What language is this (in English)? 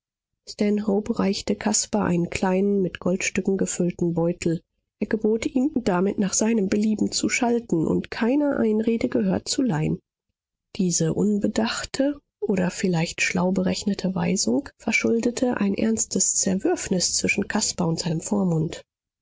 German